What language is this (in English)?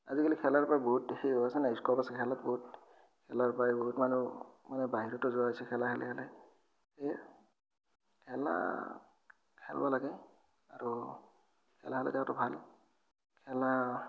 Assamese